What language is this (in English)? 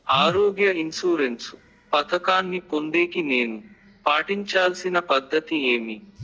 Telugu